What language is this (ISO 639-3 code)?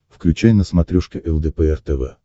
rus